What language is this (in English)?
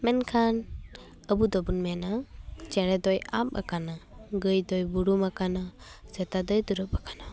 Santali